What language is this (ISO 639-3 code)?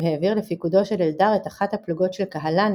heb